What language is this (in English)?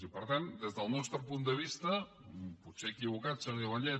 Catalan